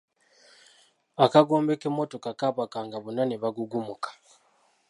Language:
Ganda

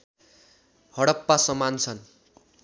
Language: Nepali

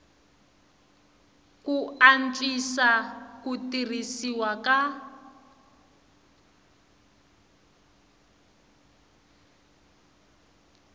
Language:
Tsonga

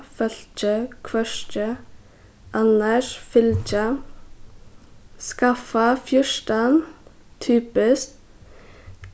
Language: Faroese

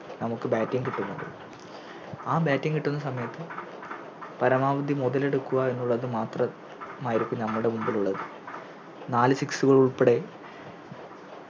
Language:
Malayalam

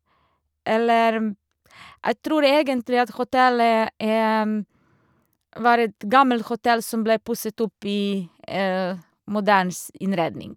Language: Norwegian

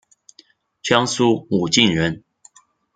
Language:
Chinese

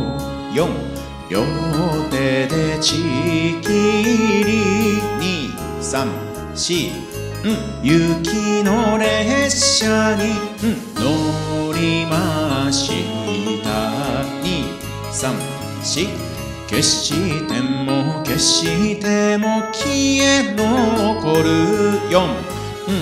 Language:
Japanese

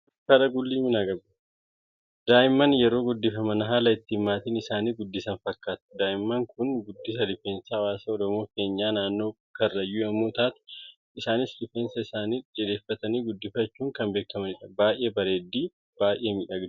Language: Oromo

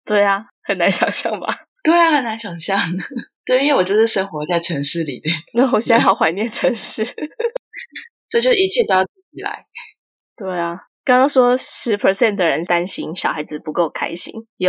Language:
Chinese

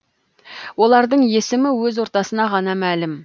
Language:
Kazakh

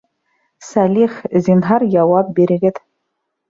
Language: Bashkir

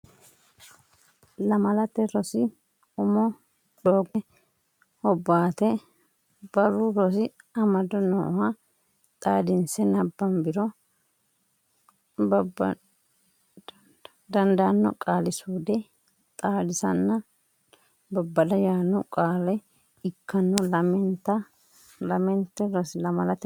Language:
Sidamo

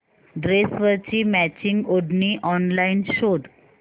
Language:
Marathi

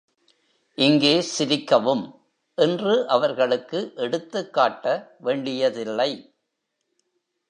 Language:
Tamil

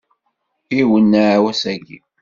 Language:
Kabyle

